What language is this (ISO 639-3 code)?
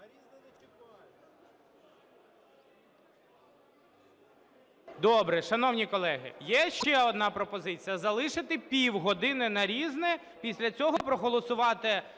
ukr